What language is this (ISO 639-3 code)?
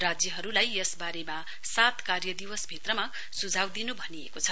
nep